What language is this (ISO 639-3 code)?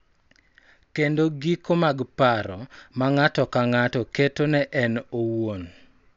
luo